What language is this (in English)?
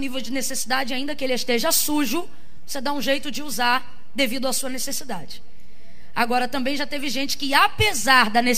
Portuguese